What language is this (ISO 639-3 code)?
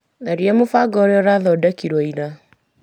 kik